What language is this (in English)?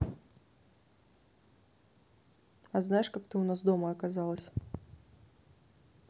Russian